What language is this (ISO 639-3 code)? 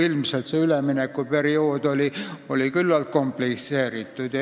est